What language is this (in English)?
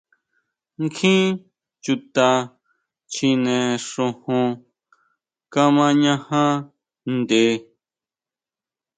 Huautla Mazatec